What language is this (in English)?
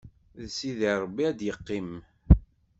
Kabyle